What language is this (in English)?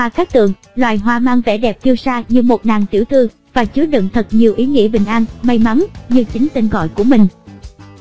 Vietnamese